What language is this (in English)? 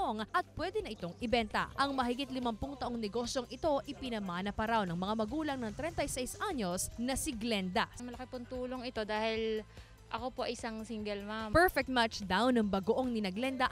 Filipino